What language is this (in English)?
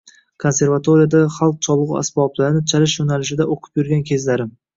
Uzbek